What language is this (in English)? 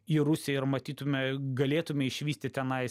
Lithuanian